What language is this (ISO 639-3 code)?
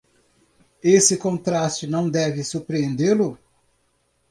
por